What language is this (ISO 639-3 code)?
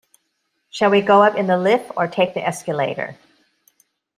eng